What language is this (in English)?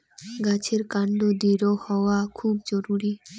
Bangla